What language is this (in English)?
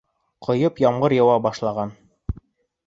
Bashkir